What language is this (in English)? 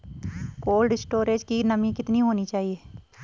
Hindi